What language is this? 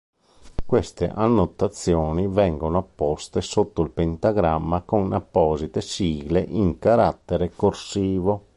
Italian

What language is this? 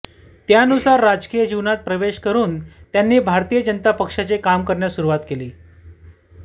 Marathi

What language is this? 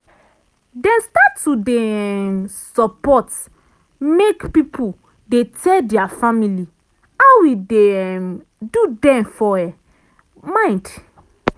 Nigerian Pidgin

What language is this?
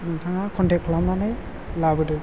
Bodo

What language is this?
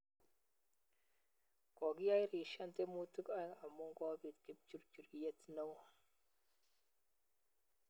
Kalenjin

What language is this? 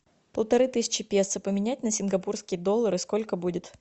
Russian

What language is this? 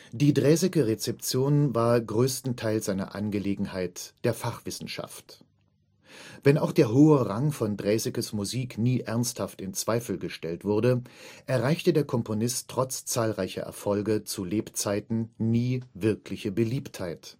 German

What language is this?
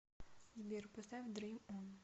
Russian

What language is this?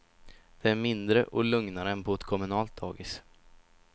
Swedish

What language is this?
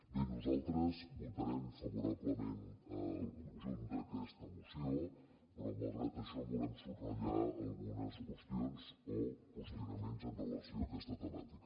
Catalan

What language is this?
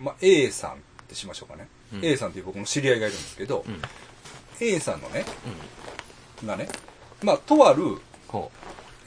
Japanese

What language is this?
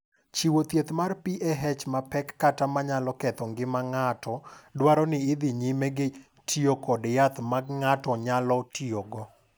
Luo (Kenya and Tanzania)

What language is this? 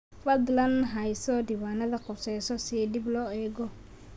Somali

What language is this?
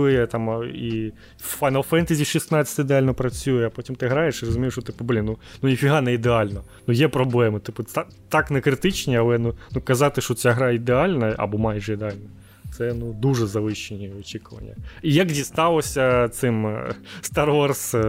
Ukrainian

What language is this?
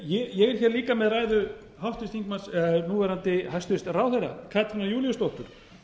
Icelandic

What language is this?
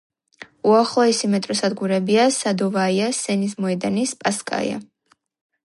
Georgian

